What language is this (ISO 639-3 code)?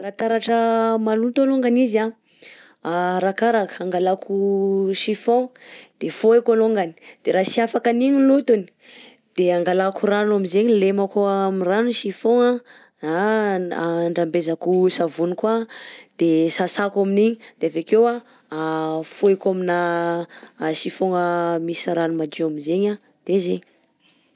bzc